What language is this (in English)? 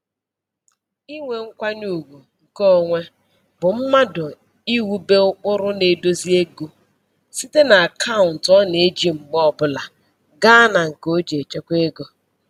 Igbo